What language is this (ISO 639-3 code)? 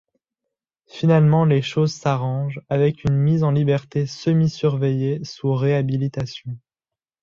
fra